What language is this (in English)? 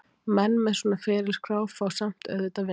Icelandic